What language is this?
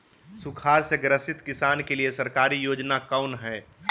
Magahi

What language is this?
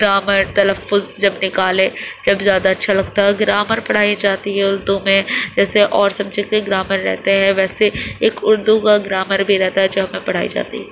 Urdu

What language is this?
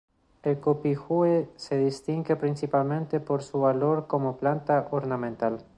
Spanish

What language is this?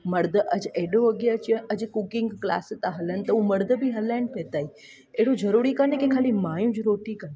Sindhi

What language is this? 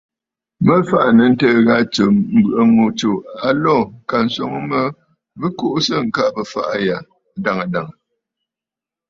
Bafut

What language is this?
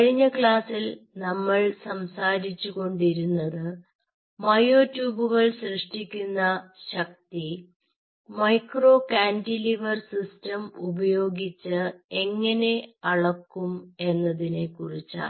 Malayalam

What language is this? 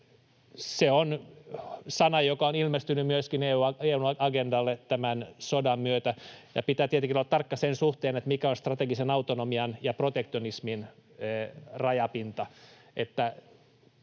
Finnish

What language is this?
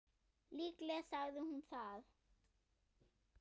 Icelandic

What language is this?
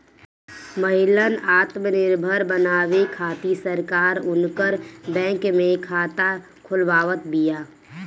Bhojpuri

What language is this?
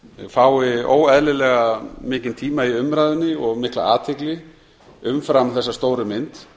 Icelandic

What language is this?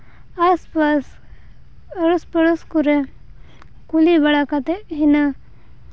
Santali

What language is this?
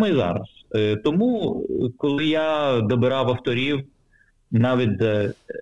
Ukrainian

